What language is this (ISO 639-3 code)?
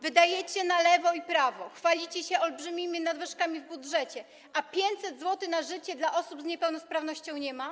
pol